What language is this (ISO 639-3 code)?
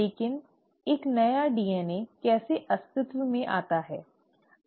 hin